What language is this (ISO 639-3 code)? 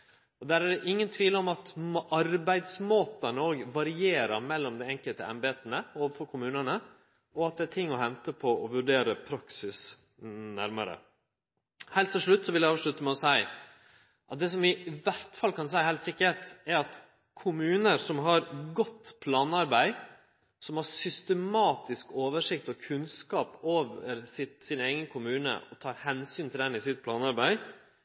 nno